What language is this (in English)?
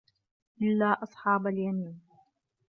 Arabic